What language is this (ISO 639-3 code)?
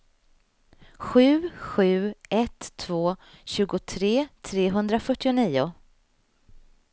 swe